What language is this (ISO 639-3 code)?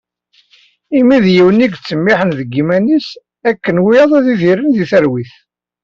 kab